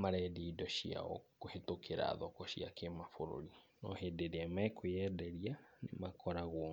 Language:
Kikuyu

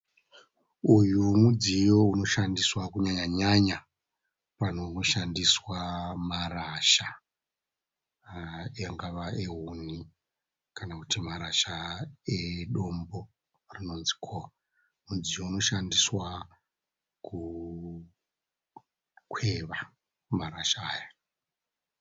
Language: Shona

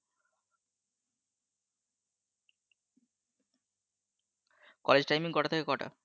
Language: Bangla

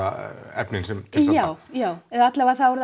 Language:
Icelandic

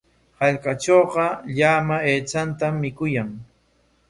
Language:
Corongo Ancash Quechua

